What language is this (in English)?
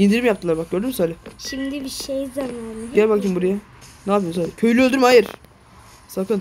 Turkish